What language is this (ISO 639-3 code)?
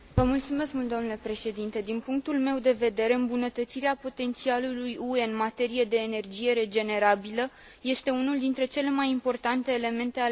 ron